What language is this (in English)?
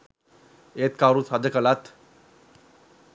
Sinhala